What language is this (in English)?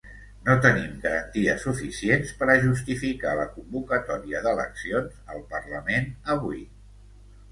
Catalan